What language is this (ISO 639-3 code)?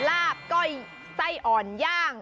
tha